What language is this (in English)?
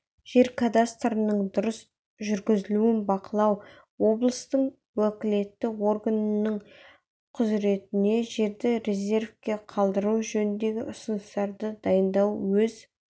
Kazakh